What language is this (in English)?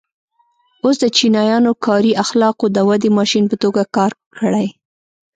Pashto